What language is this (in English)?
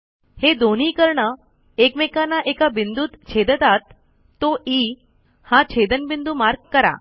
Marathi